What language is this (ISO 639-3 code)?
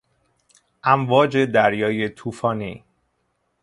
fas